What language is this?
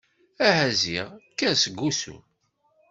Kabyle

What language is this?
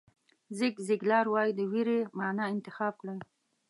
Pashto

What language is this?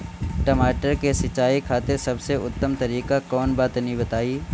Bhojpuri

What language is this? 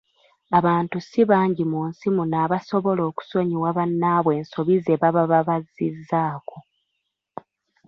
Ganda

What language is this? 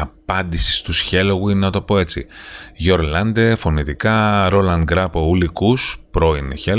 Greek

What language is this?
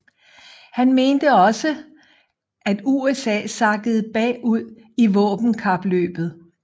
Danish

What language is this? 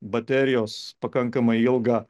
Lithuanian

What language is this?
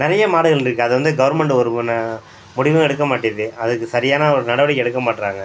Tamil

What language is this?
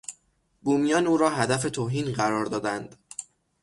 Persian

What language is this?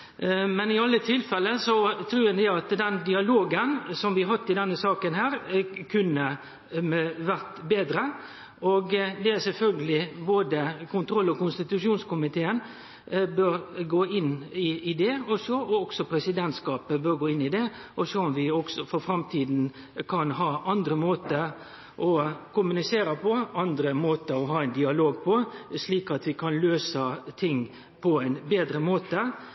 Norwegian Nynorsk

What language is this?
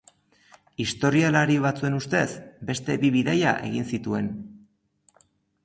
Basque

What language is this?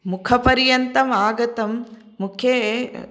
Sanskrit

